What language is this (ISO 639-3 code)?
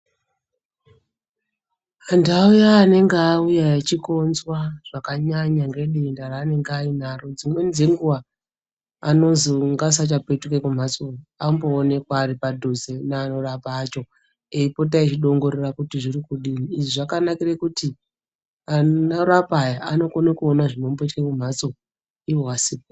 ndc